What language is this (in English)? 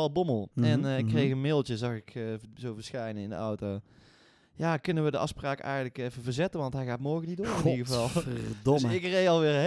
Dutch